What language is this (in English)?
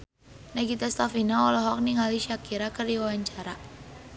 Sundanese